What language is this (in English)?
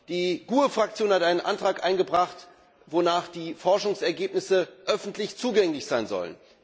German